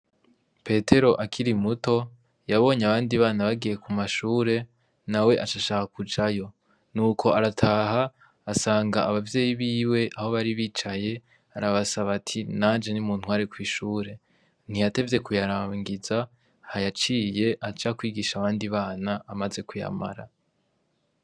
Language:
Rundi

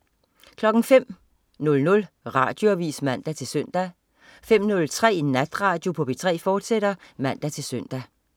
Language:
Danish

